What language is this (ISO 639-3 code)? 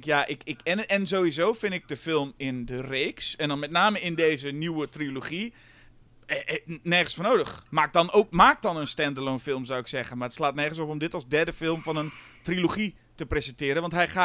nld